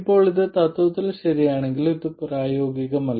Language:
Malayalam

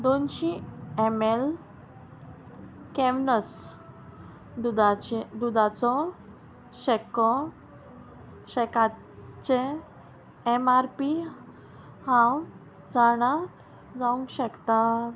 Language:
Konkani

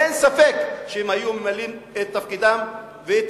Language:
Hebrew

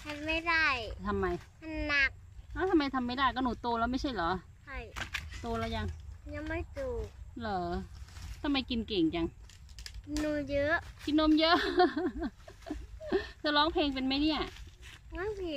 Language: Thai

